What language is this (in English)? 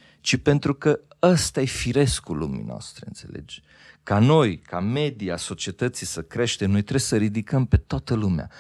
Romanian